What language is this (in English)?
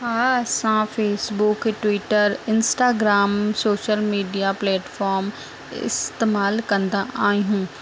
Sindhi